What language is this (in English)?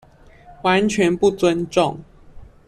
Chinese